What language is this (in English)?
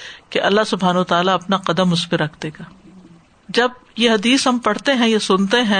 Urdu